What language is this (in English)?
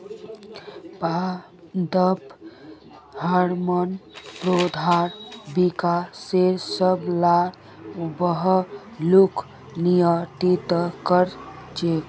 Magahi